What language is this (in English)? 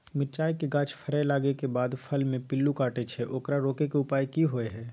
Maithili